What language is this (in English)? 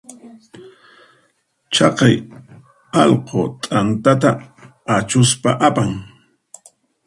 Puno Quechua